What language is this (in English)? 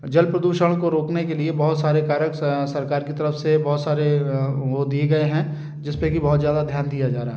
Hindi